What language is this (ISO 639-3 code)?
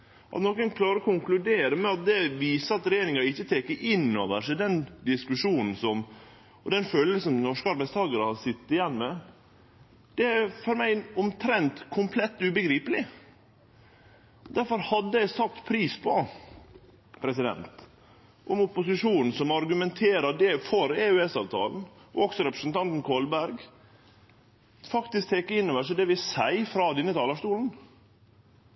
nno